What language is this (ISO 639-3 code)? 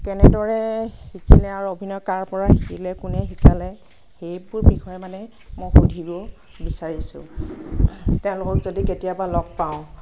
asm